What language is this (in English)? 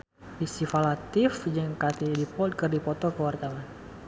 Sundanese